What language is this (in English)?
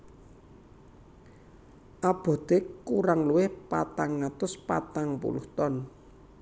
Javanese